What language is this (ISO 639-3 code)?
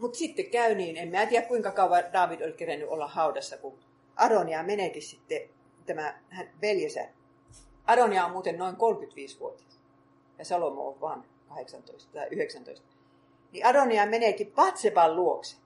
fin